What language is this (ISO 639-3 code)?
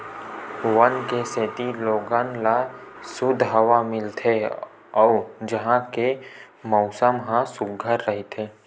hne